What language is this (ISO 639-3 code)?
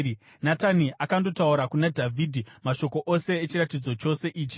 sna